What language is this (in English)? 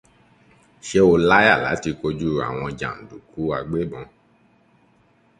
Yoruba